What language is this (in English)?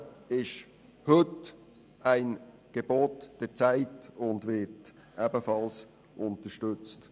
Swiss German